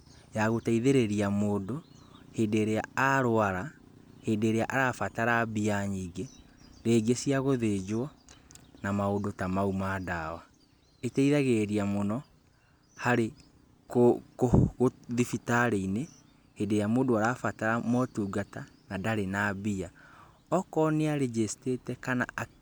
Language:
Kikuyu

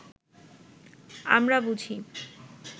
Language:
Bangla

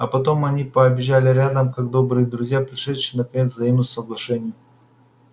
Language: Russian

